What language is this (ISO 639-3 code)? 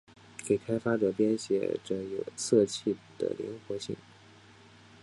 zho